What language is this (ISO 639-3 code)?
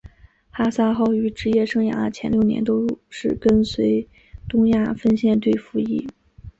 zho